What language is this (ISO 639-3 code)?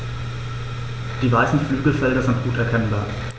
deu